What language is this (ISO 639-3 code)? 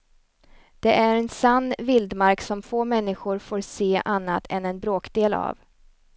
swe